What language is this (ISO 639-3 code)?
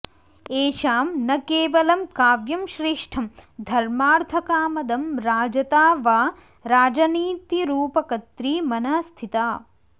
san